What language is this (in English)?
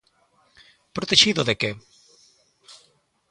Galician